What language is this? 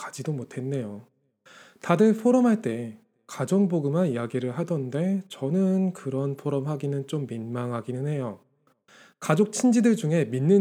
Korean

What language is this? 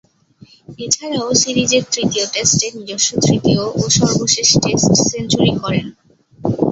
Bangla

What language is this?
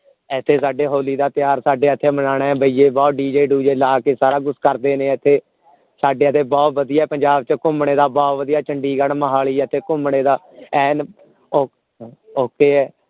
Punjabi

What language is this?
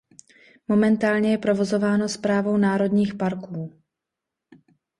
Czech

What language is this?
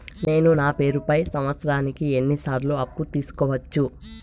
Telugu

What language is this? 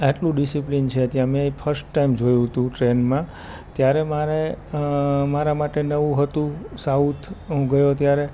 Gujarati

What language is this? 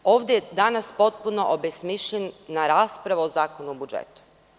Serbian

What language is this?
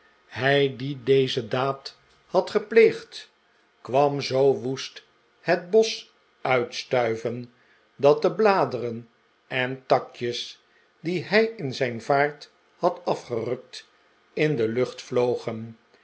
Dutch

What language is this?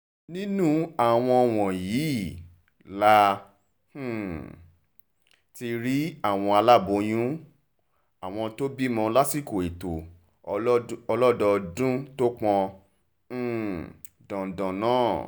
Yoruba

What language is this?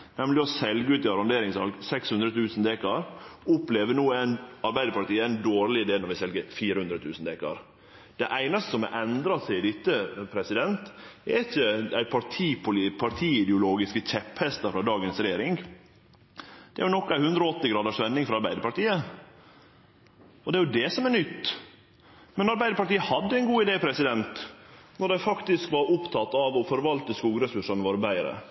Norwegian Nynorsk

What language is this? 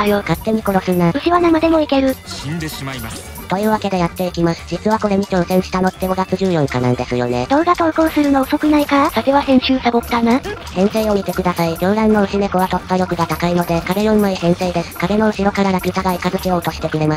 Japanese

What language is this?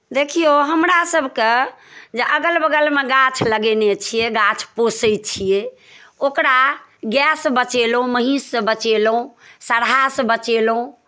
Maithili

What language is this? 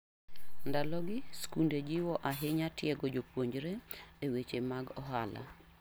Luo (Kenya and Tanzania)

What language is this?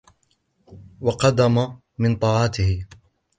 Arabic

